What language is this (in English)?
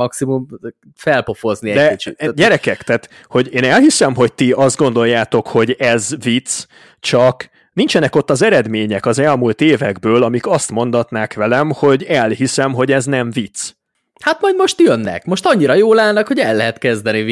Hungarian